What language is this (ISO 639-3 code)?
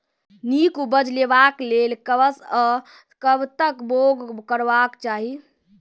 mai